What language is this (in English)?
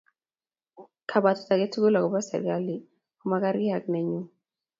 Kalenjin